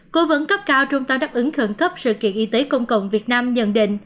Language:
Vietnamese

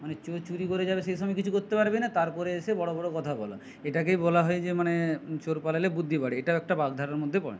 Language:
Bangla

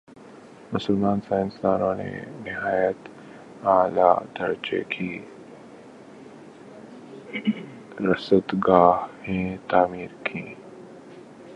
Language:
Urdu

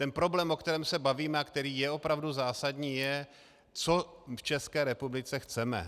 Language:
Czech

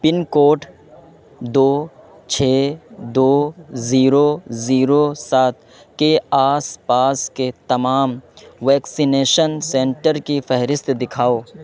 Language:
Urdu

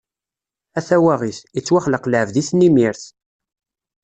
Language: Kabyle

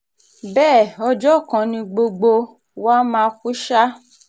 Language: Yoruba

